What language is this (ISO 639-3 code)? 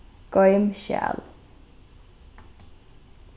fao